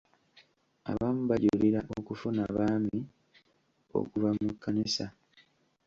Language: Ganda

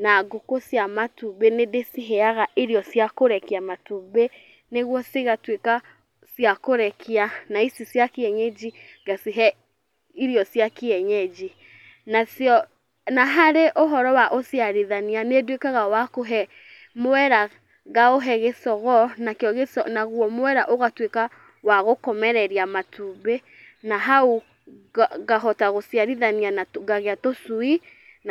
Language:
Kikuyu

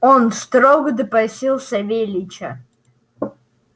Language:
Russian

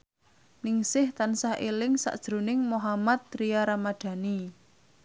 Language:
Javanese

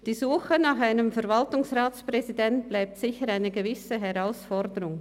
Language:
Swiss German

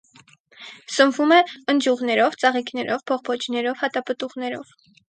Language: Armenian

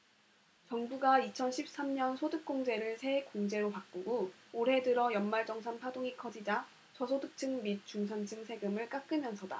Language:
Korean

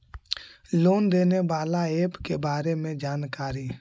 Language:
Magahi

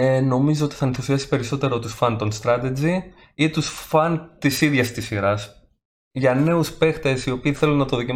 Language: Greek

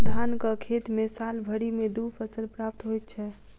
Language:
Maithili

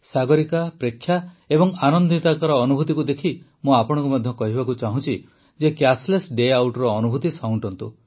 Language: Odia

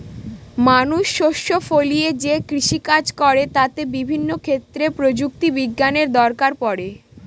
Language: Bangla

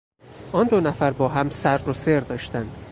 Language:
Persian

